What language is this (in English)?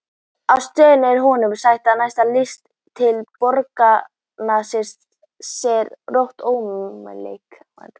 Icelandic